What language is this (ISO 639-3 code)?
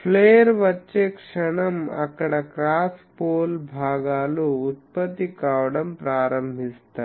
tel